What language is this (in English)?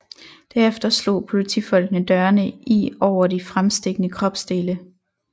Danish